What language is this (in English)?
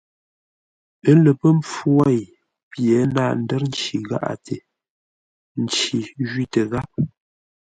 Ngombale